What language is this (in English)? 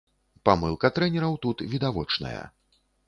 Belarusian